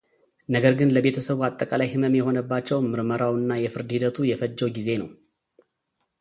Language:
Amharic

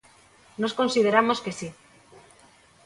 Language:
Galician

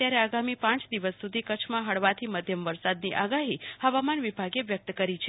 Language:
Gujarati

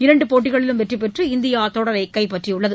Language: Tamil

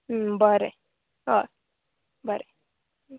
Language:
Konkani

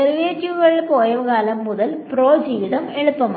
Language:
Malayalam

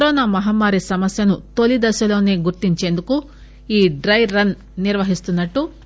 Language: Telugu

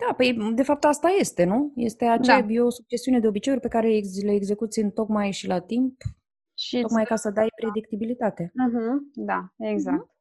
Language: Romanian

